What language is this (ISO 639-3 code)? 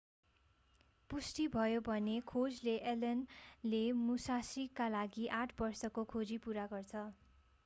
nep